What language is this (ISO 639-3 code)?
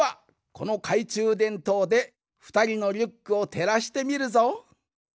jpn